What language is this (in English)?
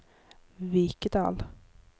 Norwegian